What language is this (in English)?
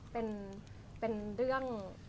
Thai